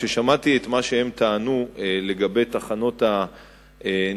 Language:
Hebrew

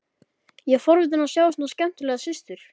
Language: Icelandic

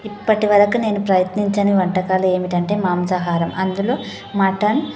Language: Telugu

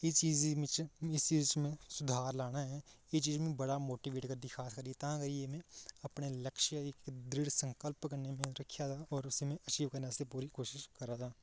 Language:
Dogri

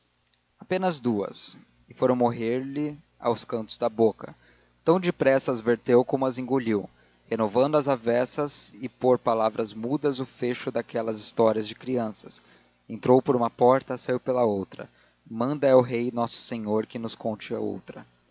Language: Portuguese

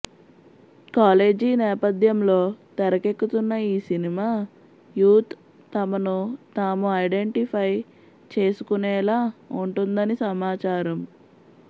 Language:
Telugu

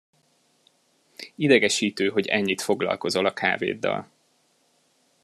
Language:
Hungarian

